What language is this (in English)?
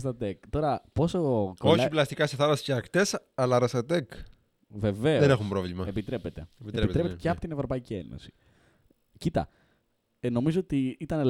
Greek